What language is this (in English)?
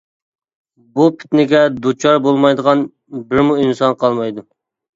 Uyghur